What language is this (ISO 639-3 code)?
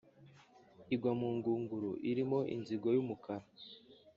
kin